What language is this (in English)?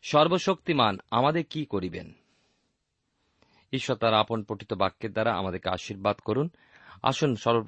Bangla